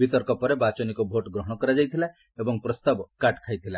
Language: Odia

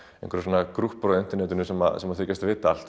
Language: Icelandic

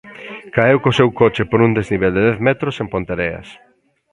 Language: Galician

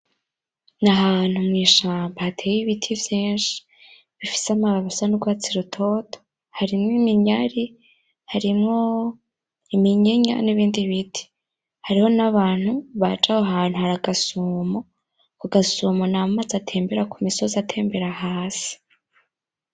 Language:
Rundi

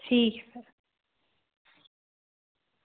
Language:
Dogri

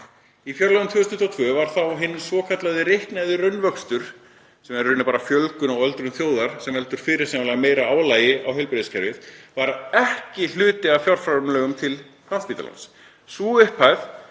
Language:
Icelandic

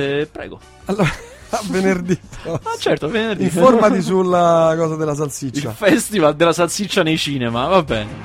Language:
Italian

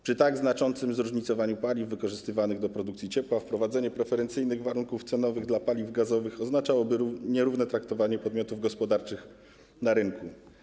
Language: Polish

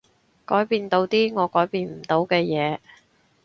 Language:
Cantonese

